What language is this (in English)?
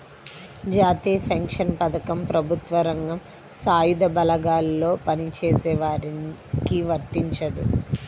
Telugu